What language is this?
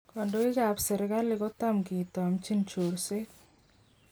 Kalenjin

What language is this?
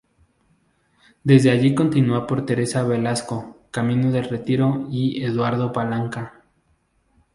Spanish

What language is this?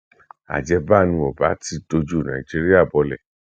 Yoruba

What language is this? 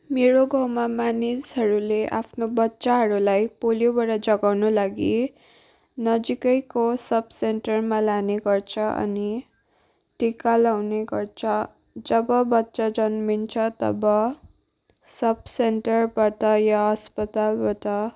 Nepali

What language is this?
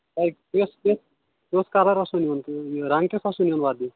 Kashmiri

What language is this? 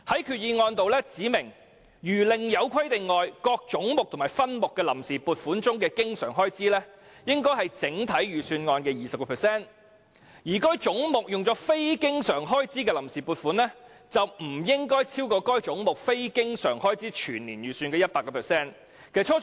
Cantonese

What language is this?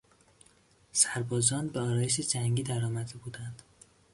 Persian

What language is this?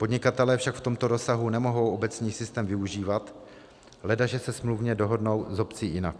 Czech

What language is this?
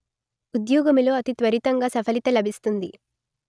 Telugu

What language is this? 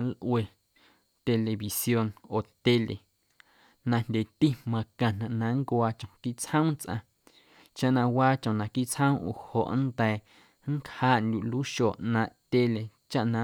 Guerrero Amuzgo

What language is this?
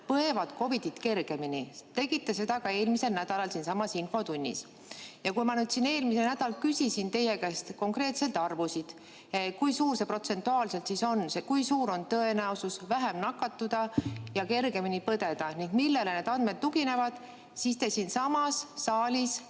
Estonian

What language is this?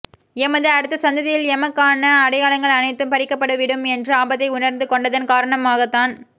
Tamil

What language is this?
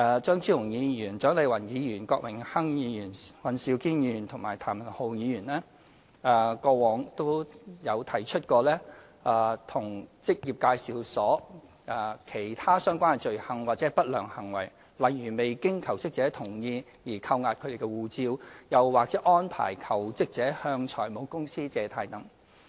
Cantonese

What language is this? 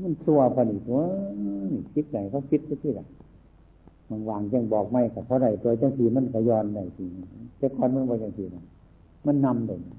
Thai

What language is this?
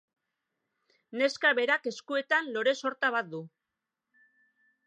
Basque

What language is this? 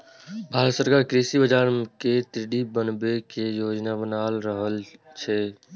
Maithili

